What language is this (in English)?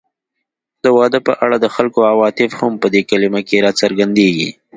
Pashto